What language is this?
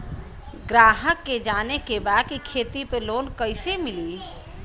Bhojpuri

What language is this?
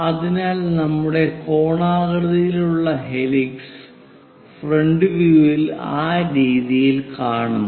Malayalam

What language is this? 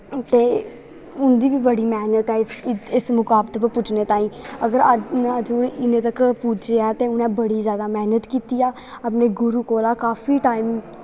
Dogri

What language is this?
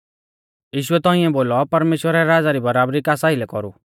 Mahasu Pahari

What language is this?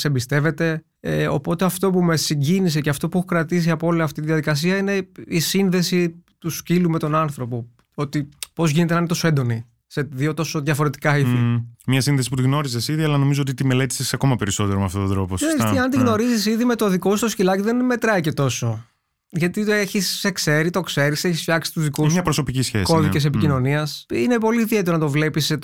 Greek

